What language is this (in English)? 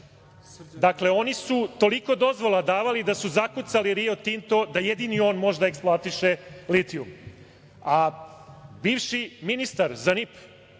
Serbian